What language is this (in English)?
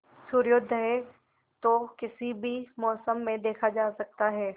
Hindi